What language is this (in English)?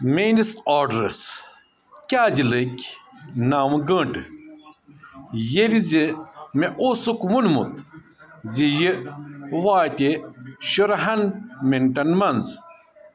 Kashmiri